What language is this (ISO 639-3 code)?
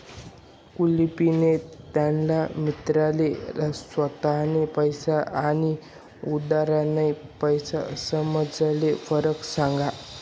mar